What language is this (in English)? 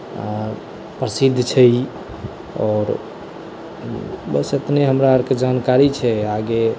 Maithili